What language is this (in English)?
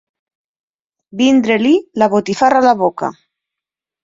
Catalan